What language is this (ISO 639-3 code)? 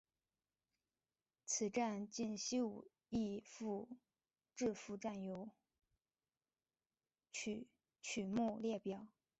zho